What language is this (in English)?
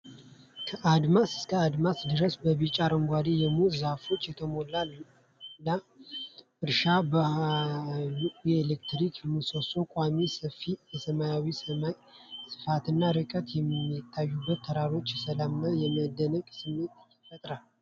Amharic